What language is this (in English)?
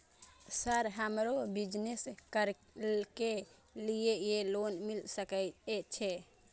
Maithili